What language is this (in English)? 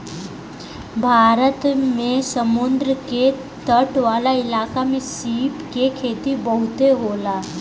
Bhojpuri